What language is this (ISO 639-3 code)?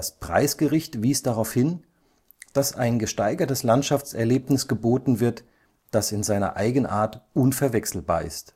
deu